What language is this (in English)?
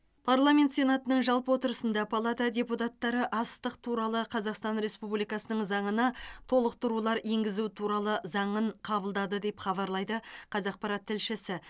Kazakh